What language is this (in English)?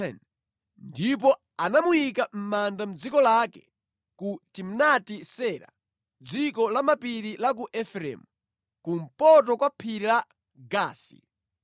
Nyanja